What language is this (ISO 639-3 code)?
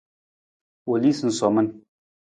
nmz